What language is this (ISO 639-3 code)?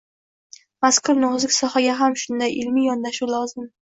uzb